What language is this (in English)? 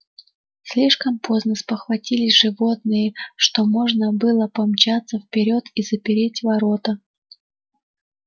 Russian